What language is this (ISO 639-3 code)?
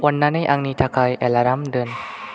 brx